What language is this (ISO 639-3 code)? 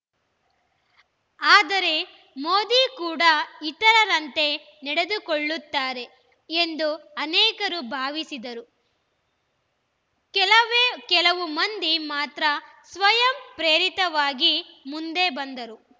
kan